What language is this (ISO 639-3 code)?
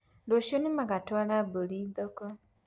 kik